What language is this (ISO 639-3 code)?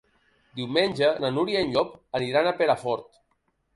cat